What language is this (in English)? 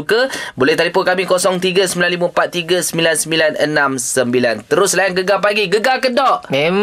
Malay